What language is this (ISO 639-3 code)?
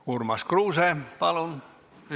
est